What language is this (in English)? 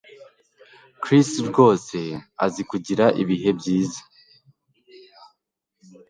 Kinyarwanda